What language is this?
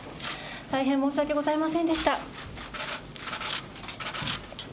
Japanese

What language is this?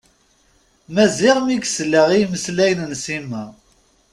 Kabyle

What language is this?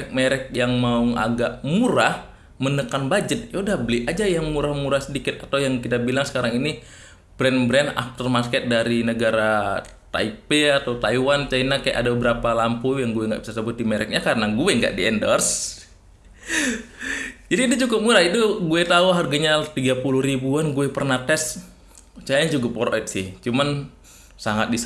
Indonesian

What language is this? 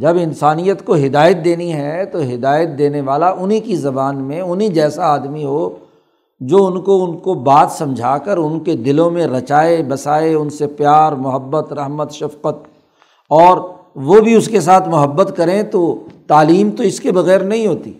Urdu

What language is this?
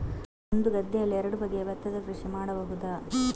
Kannada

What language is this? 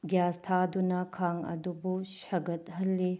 Manipuri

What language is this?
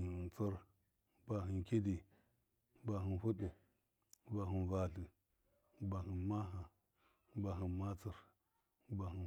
Miya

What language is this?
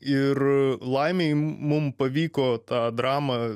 Lithuanian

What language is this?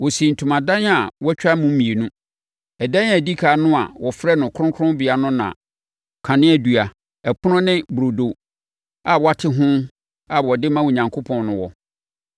Akan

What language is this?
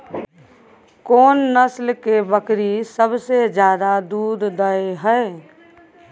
Maithili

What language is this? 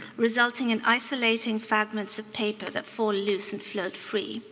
English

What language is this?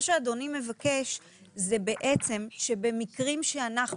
Hebrew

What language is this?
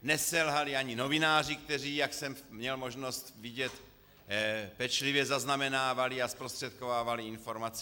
Czech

